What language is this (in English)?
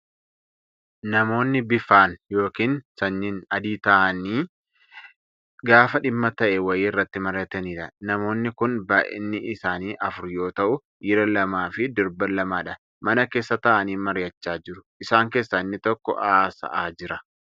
Oromo